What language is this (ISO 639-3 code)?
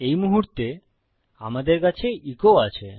ben